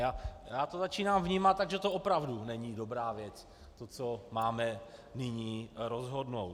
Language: Czech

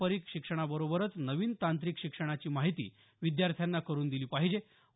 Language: Marathi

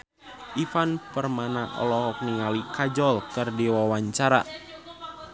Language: Sundanese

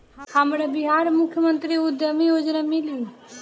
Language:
Bhojpuri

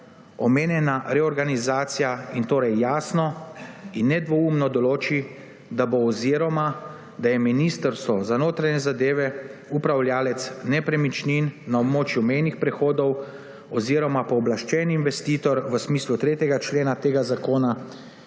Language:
Slovenian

